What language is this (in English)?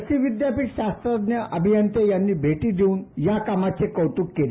Marathi